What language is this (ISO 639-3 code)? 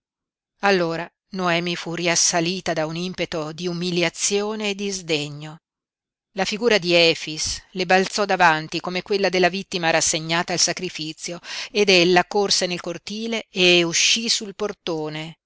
ita